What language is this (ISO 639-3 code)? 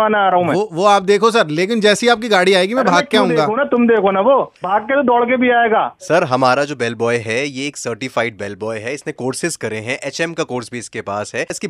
hin